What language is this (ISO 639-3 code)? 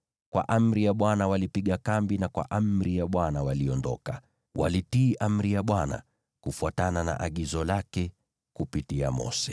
swa